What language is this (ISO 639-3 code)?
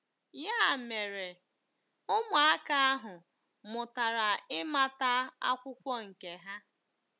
ibo